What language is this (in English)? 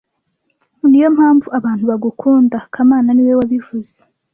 Kinyarwanda